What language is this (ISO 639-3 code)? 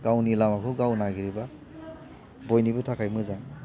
brx